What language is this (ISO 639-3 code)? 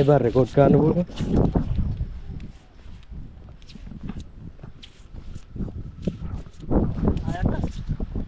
tha